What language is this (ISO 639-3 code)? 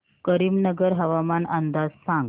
mar